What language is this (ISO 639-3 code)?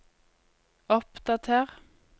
nor